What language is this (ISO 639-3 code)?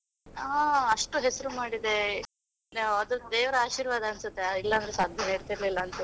kan